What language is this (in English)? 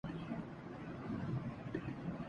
Urdu